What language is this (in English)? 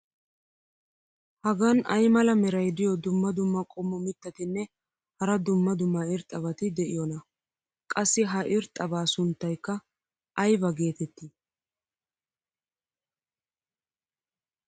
Wolaytta